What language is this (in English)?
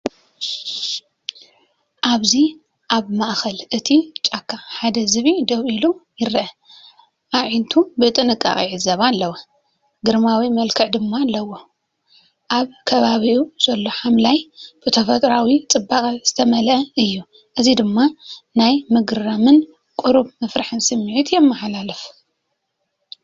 Tigrinya